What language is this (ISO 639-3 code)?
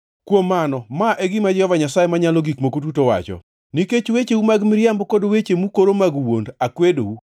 luo